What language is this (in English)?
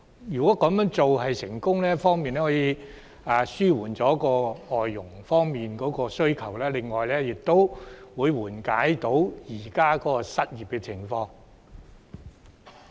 Cantonese